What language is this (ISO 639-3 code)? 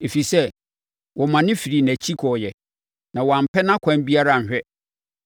aka